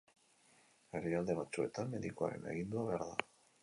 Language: Basque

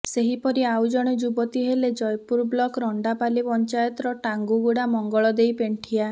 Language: Odia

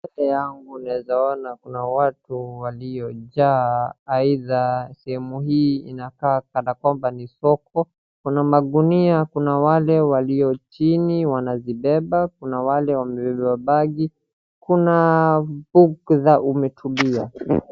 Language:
Swahili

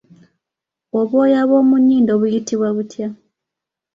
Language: Ganda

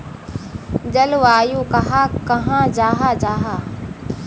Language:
Magahi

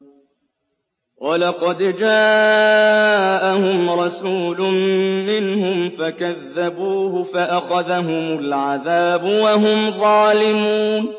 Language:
Arabic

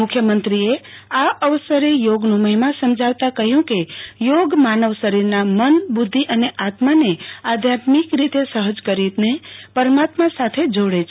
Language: Gujarati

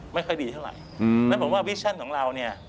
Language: Thai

